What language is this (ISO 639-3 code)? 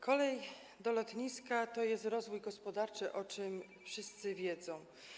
pol